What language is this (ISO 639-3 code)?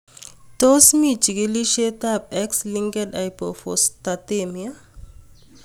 kln